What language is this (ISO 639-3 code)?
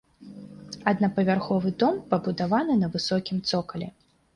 bel